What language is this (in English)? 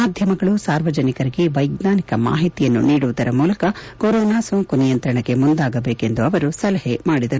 Kannada